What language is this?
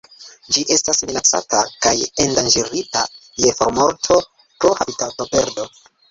Esperanto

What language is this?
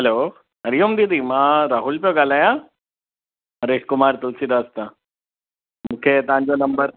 Sindhi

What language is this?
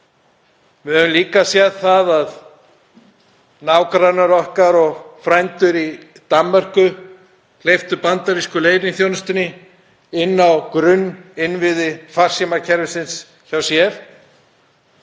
Icelandic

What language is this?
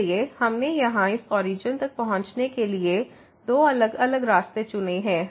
Hindi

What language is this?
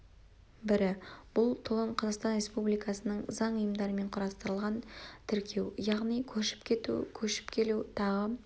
Kazakh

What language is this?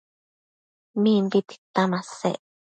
Matsés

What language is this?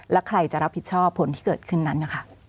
Thai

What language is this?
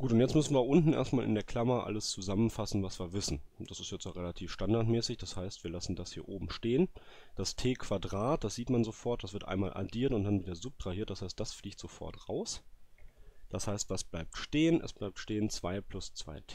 German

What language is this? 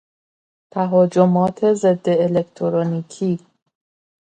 Persian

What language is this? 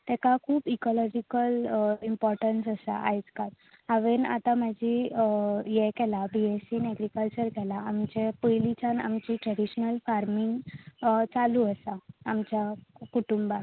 Konkani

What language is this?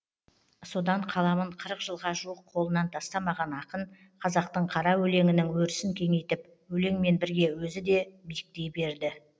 Kazakh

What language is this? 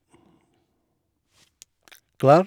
Norwegian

